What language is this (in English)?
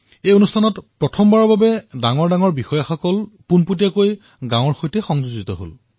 Assamese